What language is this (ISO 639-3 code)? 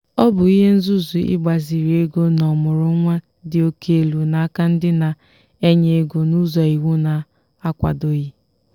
ibo